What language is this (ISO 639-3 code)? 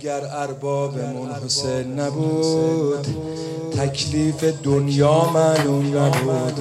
fas